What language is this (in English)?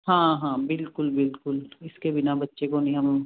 Punjabi